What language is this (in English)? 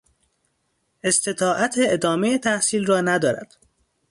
Persian